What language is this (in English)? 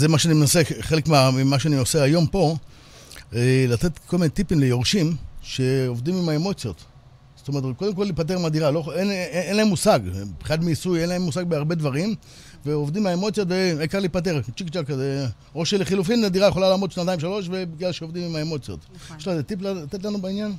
Hebrew